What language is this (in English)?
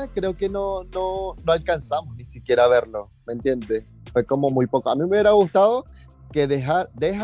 Spanish